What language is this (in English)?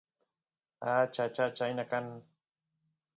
Santiago del Estero Quichua